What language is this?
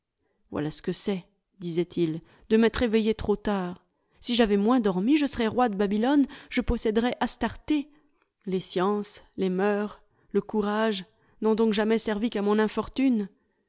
French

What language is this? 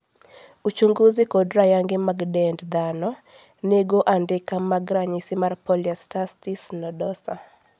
Luo (Kenya and Tanzania)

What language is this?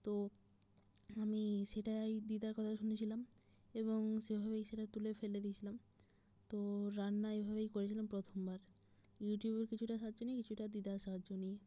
Bangla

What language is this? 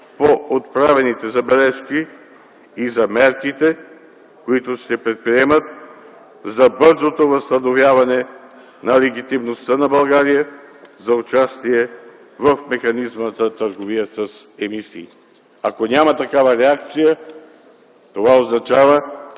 Bulgarian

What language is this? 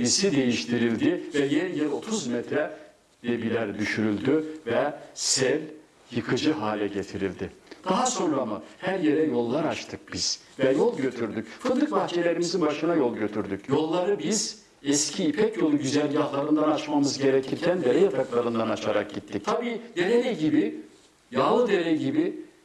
Turkish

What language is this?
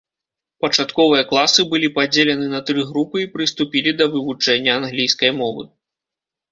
Belarusian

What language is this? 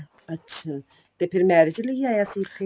Punjabi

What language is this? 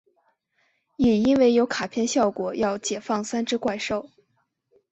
Chinese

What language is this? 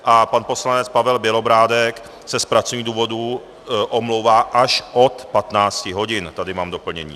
Czech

